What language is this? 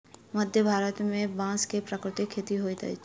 Maithili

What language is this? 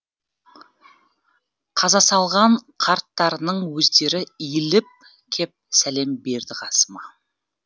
Kazakh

